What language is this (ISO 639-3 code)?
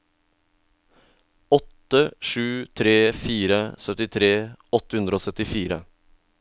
nor